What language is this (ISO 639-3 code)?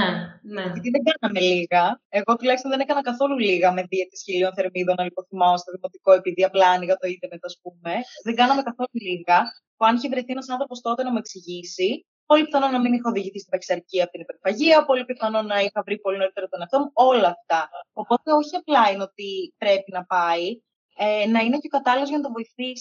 ell